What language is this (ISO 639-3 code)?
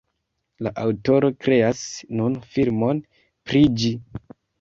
epo